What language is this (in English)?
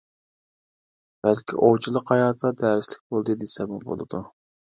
Uyghur